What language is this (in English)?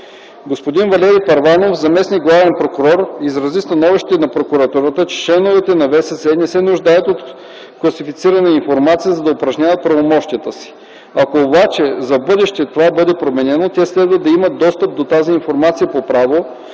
Bulgarian